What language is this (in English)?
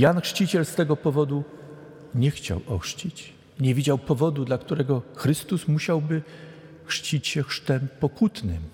Polish